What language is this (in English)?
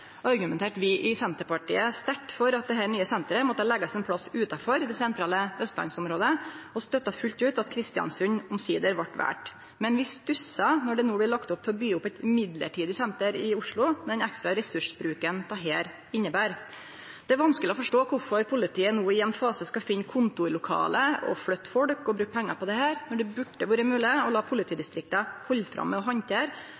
Norwegian Nynorsk